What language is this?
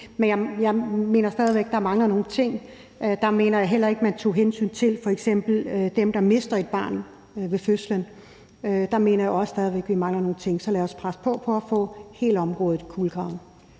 Danish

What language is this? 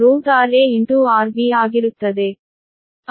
Kannada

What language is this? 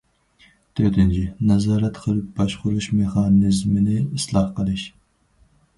Uyghur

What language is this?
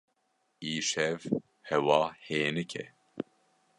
Kurdish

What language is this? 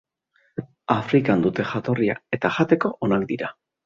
Basque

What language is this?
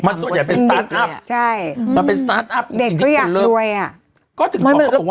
Thai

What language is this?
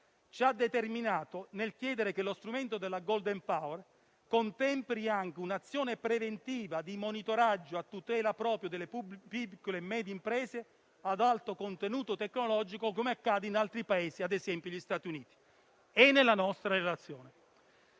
Italian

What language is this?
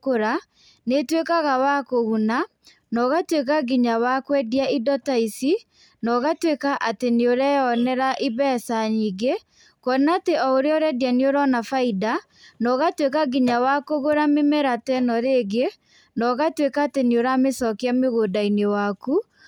Kikuyu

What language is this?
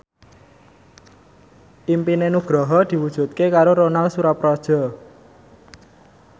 Javanese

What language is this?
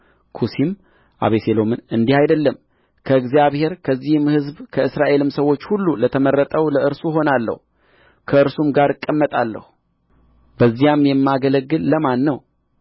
Amharic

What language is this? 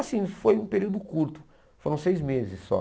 Portuguese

